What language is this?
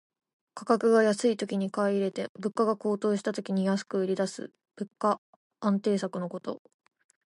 Japanese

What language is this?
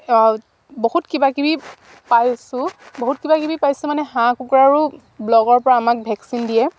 Assamese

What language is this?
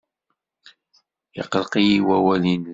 Kabyle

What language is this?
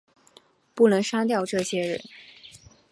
Chinese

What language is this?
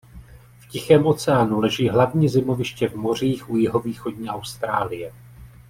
Czech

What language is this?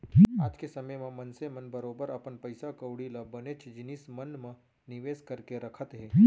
Chhattisgarhi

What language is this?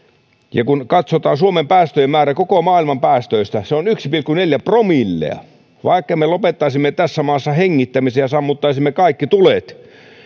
Finnish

